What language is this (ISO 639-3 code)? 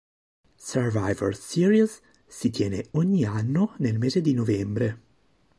ita